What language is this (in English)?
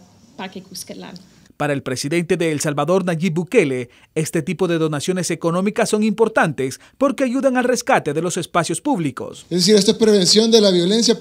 Spanish